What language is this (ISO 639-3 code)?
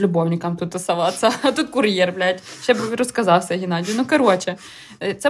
ukr